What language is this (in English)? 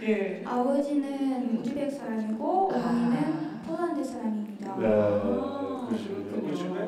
Korean